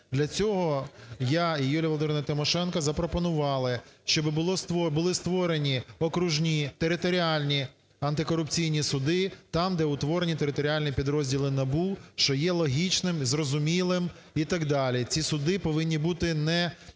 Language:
Ukrainian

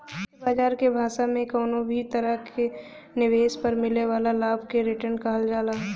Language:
Bhojpuri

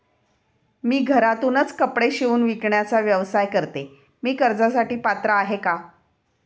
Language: Marathi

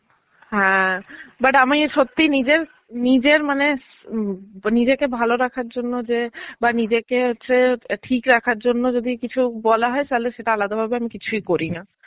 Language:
Bangla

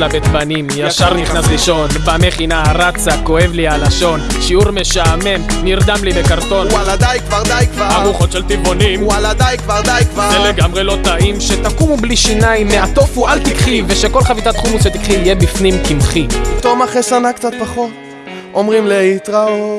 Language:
Hebrew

